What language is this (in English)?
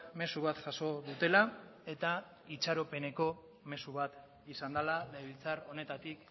Basque